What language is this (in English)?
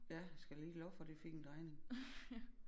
Danish